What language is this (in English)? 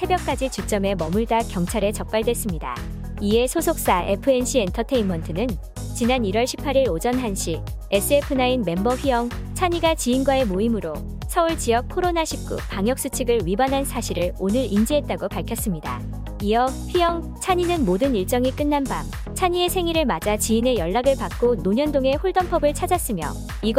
Korean